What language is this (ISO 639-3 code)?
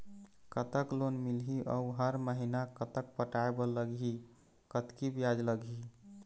hne